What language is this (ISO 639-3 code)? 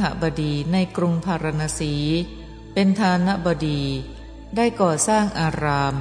tha